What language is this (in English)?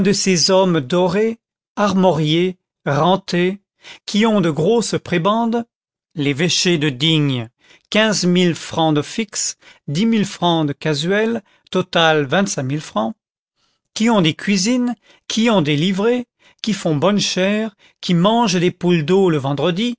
French